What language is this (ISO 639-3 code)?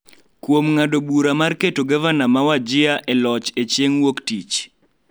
luo